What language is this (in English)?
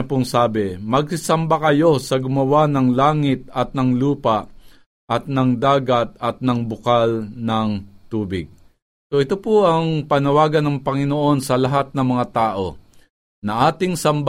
Filipino